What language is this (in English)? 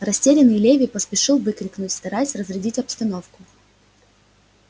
Russian